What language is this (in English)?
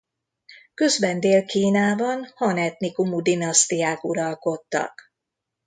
Hungarian